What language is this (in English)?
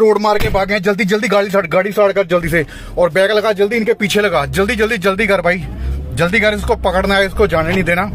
Hindi